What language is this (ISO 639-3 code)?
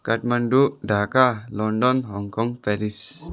nep